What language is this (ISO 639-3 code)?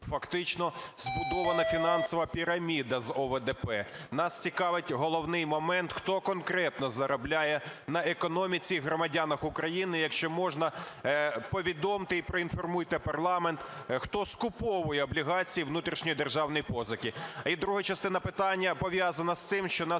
ukr